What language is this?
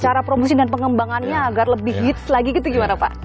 Indonesian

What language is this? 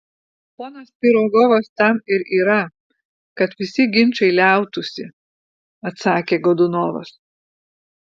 Lithuanian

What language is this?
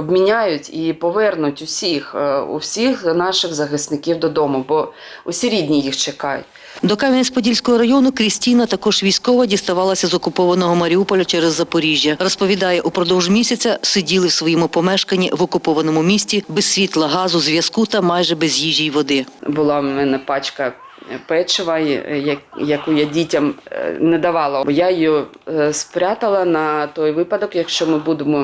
Ukrainian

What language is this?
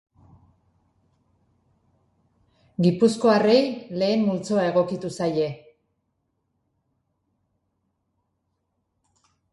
Basque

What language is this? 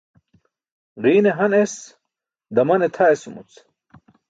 Burushaski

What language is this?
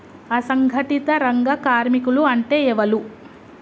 Telugu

